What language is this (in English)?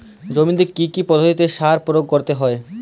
Bangla